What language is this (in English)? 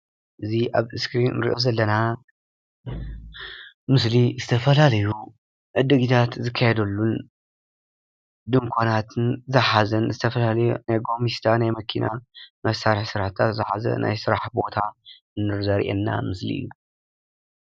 Tigrinya